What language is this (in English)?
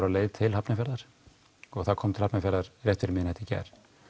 Icelandic